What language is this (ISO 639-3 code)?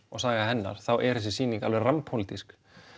isl